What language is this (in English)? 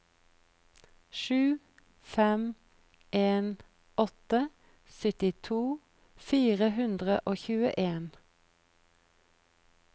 Norwegian